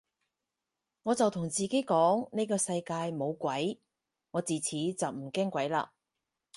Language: Cantonese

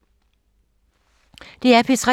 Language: Danish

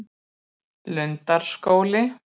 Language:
Icelandic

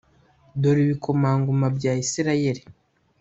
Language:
Kinyarwanda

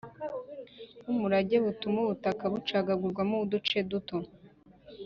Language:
Kinyarwanda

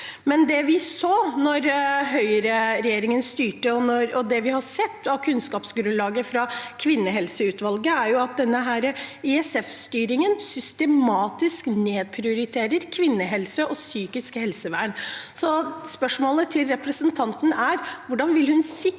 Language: Norwegian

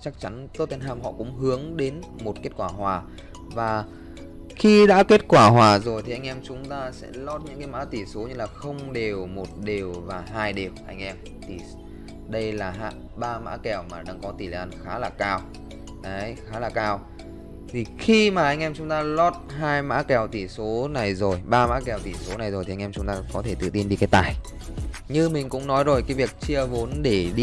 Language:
Vietnamese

